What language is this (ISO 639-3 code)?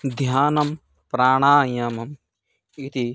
san